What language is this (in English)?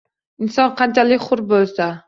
Uzbek